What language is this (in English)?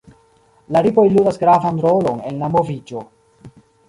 Esperanto